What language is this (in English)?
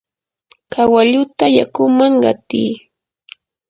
Yanahuanca Pasco Quechua